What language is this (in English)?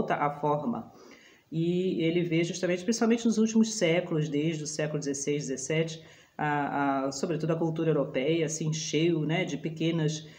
Portuguese